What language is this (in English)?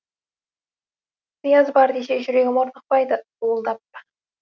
Kazakh